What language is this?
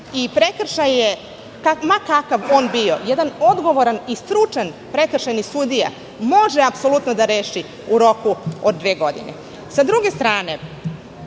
Serbian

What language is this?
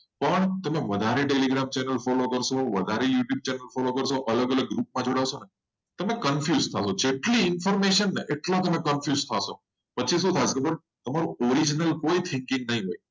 Gujarati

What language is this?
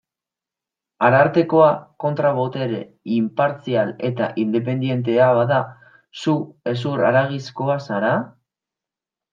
Basque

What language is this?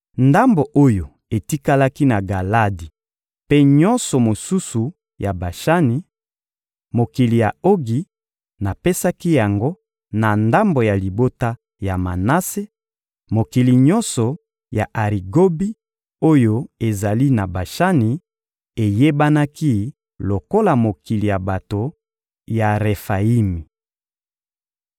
Lingala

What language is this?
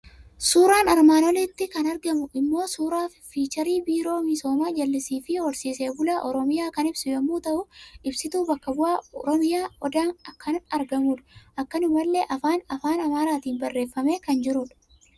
Oromo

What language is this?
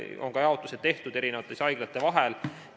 Estonian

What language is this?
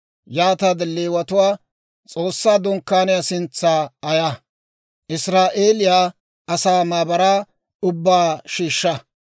Dawro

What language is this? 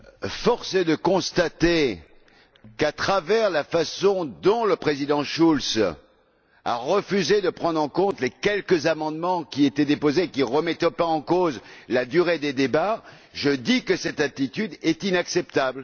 French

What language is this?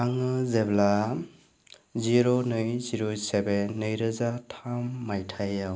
Bodo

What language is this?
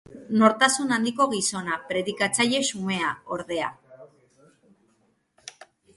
Basque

